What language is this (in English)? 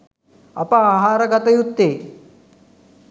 Sinhala